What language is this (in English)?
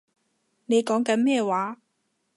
Cantonese